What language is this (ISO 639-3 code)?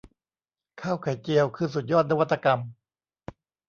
tha